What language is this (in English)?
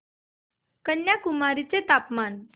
Marathi